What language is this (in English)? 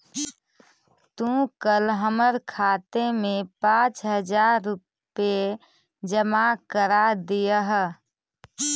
Magahi